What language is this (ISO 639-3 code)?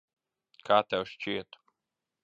lav